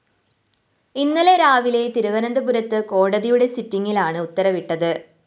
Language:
Malayalam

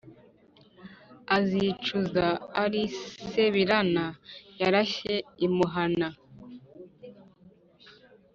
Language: Kinyarwanda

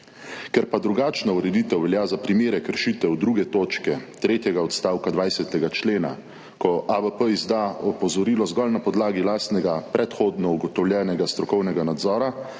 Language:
Slovenian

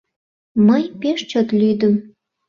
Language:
Mari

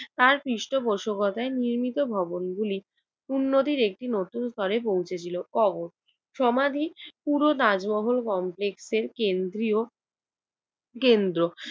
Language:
Bangla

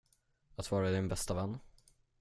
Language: Swedish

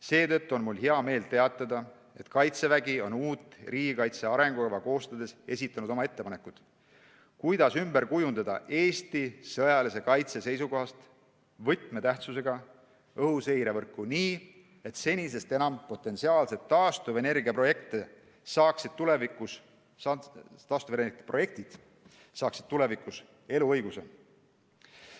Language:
Estonian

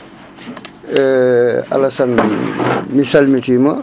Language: Fula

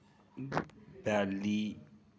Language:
Dogri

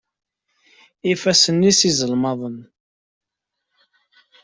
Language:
Kabyle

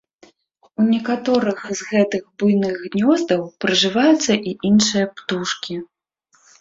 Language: Belarusian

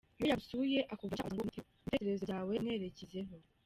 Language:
Kinyarwanda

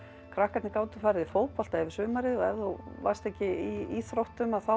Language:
Icelandic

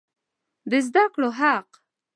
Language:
Pashto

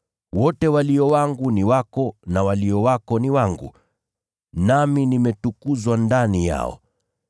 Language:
Swahili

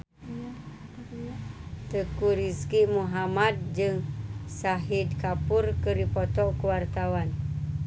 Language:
Sundanese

